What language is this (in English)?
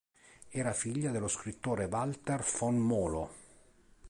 Italian